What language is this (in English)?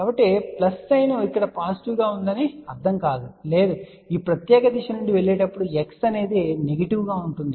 Telugu